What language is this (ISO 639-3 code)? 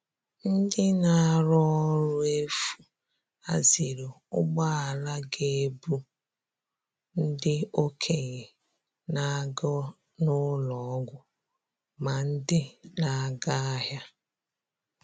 ibo